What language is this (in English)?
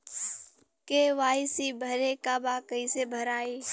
Bhojpuri